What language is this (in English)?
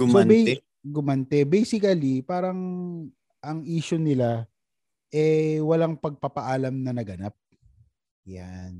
Filipino